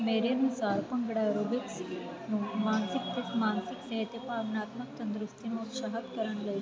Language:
Punjabi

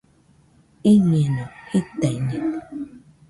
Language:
Nüpode Huitoto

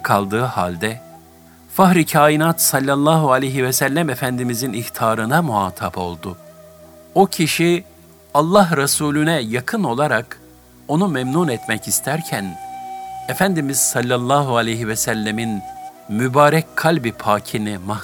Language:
Turkish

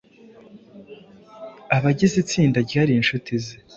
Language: Kinyarwanda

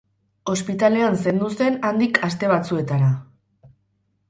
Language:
Basque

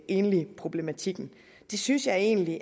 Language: Danish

